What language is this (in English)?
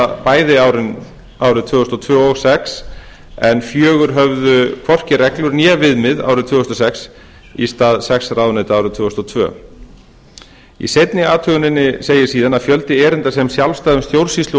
Icelandic